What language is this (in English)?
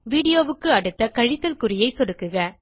Tamil